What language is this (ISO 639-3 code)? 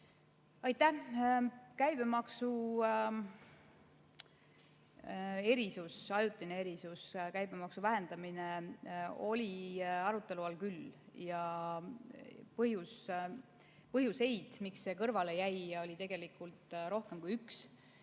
est